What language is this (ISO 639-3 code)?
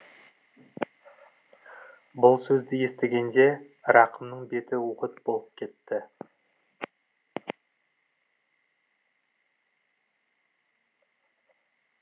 kaz